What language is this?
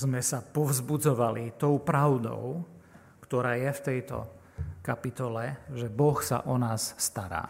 Slovak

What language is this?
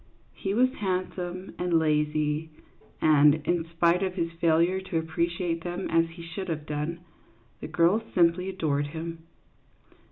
English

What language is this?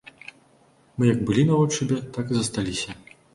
Belarusian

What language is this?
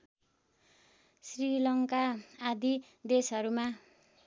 Nepali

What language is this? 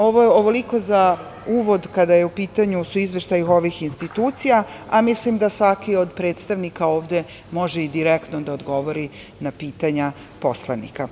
Serbian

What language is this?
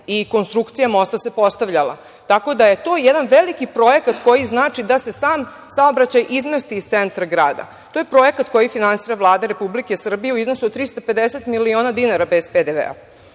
Serbian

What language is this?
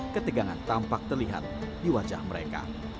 Indonesian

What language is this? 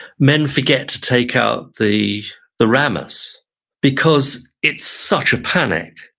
English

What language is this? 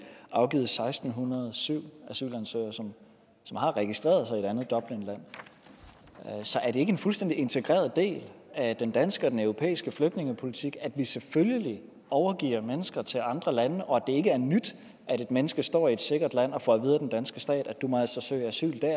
Danish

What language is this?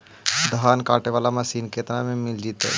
Magahi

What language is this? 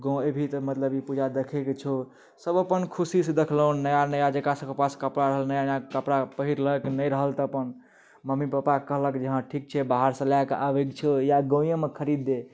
Maithili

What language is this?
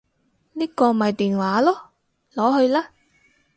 Cantonese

